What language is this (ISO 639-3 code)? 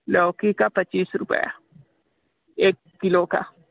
hin